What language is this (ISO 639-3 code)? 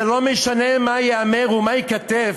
heb